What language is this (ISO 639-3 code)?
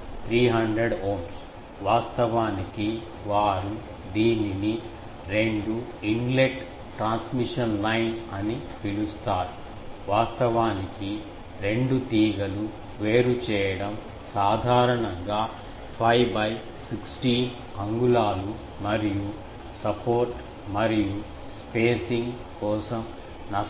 tel